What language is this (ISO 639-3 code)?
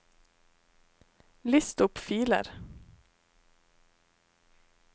nor